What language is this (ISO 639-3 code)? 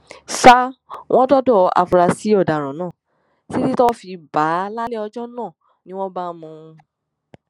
yor